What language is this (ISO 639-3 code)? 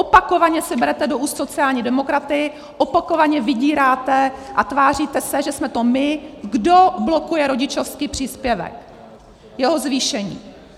ces